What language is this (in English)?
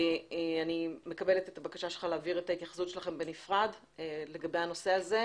Hebrew